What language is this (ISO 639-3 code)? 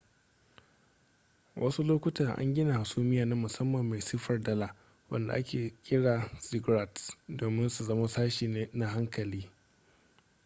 hau